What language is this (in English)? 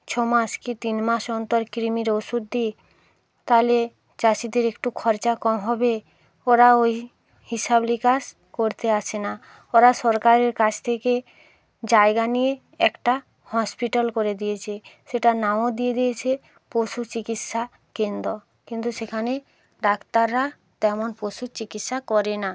Bangla